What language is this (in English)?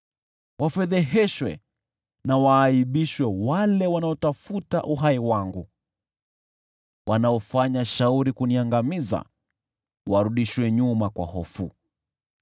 Swahili